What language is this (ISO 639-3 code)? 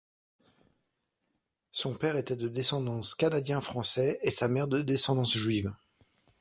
fra